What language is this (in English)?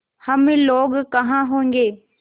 Hindi